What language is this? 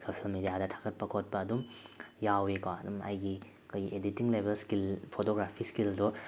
Manipuri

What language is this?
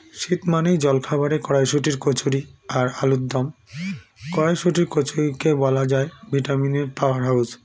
Bangla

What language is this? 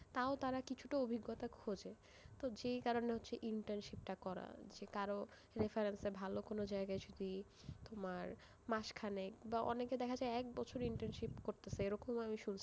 Bangla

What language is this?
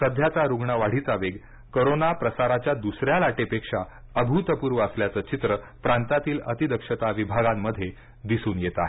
Marathi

